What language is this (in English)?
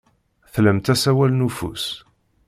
Kabyle